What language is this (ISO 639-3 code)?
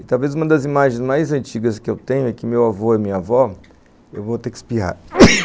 por